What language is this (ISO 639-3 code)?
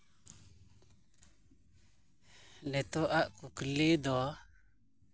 sat